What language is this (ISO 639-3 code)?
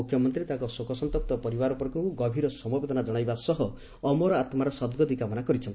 ori